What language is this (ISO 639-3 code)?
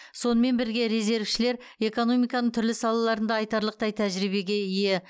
kaz